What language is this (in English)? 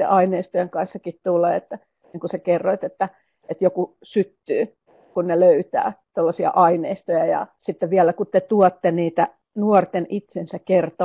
Finnish